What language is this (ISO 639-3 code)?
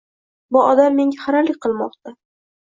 uzb